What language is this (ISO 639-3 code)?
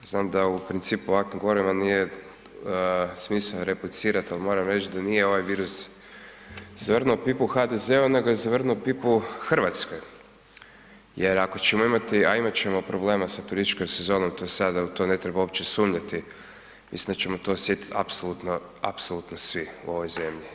hrv